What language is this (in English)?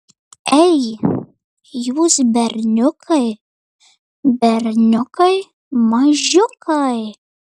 Lithuanian